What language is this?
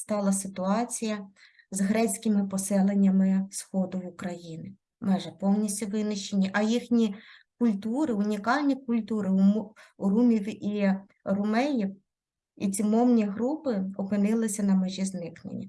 Ukrainian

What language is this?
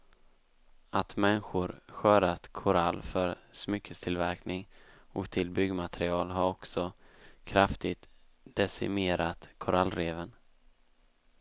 Swedish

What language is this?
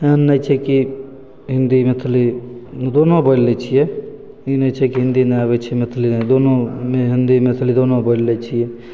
Maithili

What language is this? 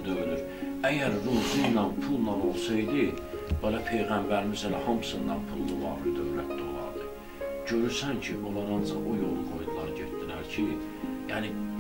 Turkish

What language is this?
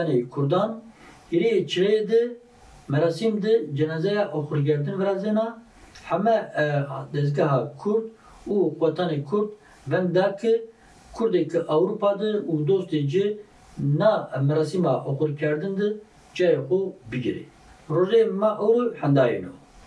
Turkish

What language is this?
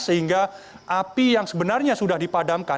Indonesian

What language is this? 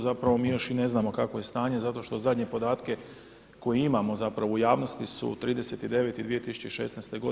Croatian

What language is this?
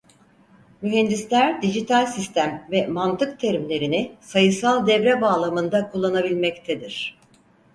Turkish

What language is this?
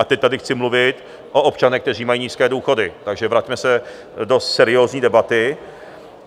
Czech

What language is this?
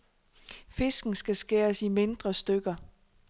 Danish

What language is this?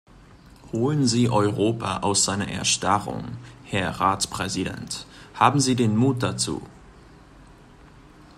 German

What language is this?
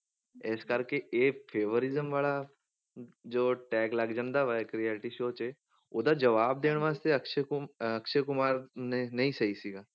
Punjabi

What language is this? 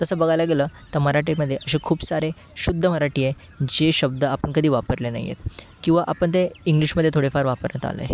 Marathi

